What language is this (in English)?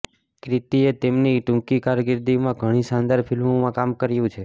Gujarati